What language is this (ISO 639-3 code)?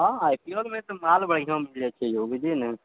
mai